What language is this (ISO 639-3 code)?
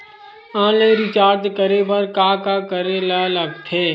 hne